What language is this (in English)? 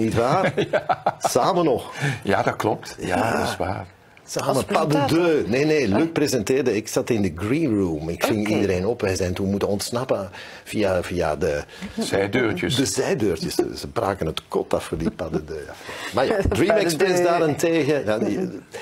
Dutch